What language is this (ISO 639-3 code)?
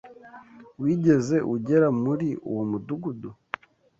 kin